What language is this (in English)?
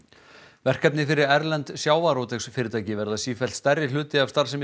Icelandic